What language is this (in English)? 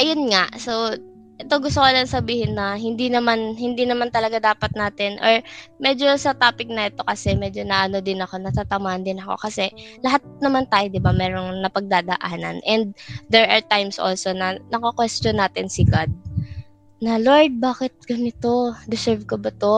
Filipino